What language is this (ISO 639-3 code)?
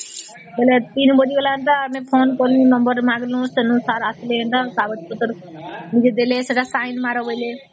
ori